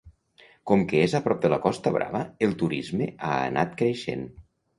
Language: Catalan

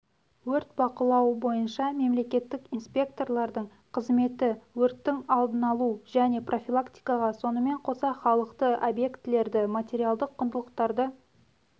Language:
Kazakh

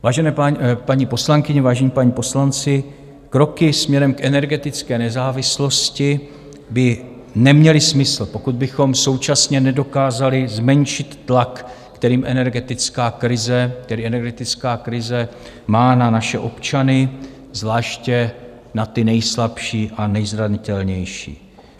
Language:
Czech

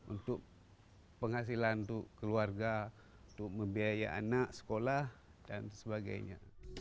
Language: Indonesian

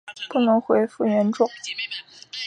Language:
Chinese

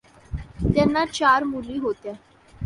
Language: Marathi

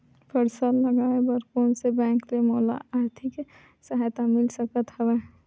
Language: Chhattisgarhi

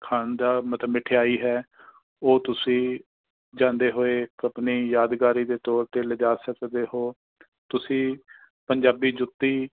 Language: Punjabi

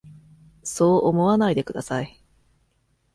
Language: Japanese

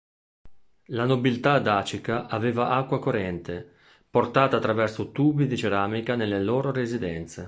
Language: Italian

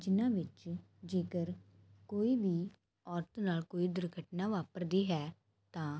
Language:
Punjabi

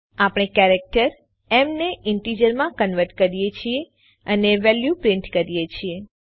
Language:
Gujarati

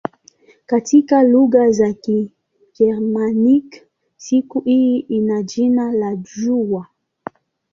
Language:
Swahili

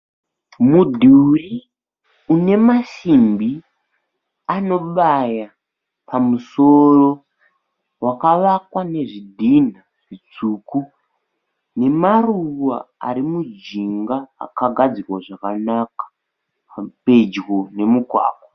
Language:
Shona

